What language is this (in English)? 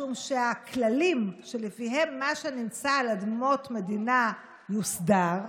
Hebrew